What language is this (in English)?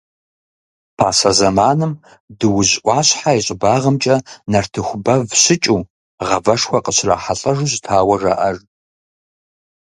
Kabardian